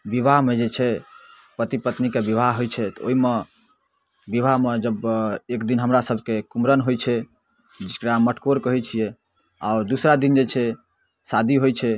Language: Maithili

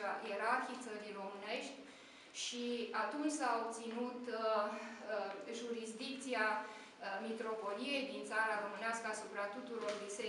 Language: Romanian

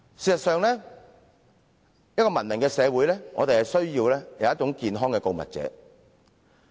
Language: Cantonese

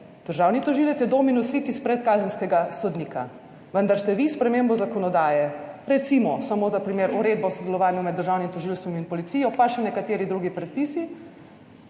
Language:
Slovenian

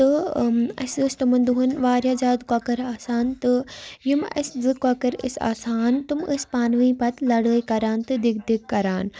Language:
Kashmiri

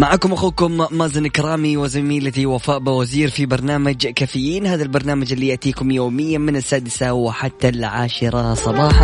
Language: Arabic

